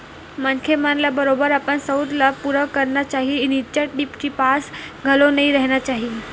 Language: Chhattisgarhi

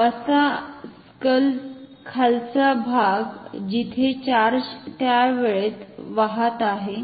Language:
Marathi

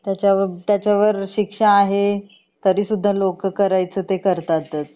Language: Marathi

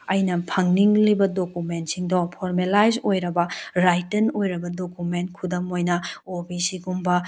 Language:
Manipuri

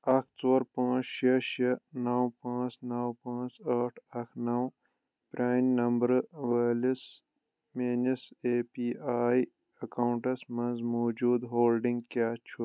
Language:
Kashmiri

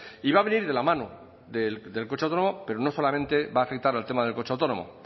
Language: Spanish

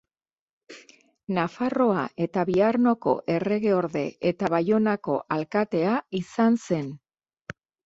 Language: Basque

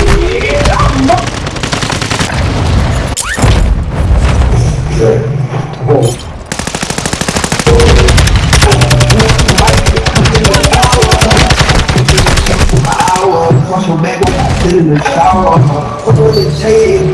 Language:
English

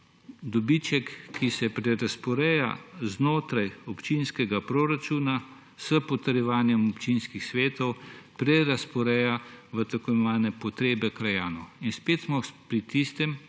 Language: Slovenian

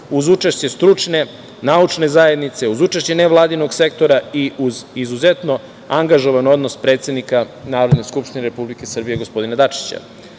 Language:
Serbian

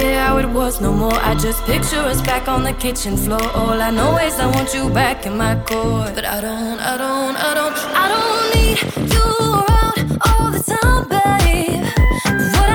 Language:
Slovak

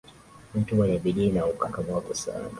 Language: Swahili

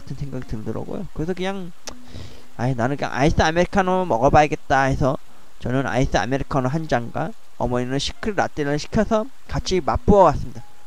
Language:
Korean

